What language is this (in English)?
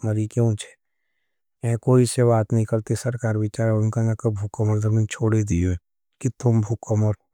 Nimadi